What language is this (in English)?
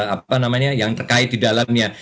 Indonesian